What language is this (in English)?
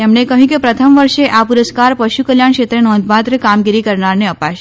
Gujarati